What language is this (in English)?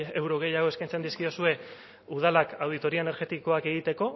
Basque